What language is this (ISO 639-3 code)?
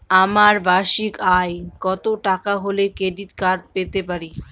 ben